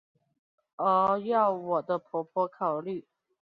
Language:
Chinese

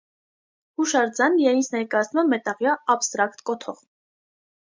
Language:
Armenian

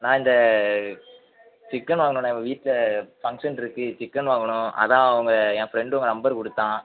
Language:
Tamil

